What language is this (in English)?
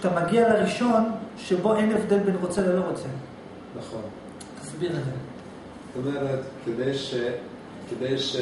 Hebrew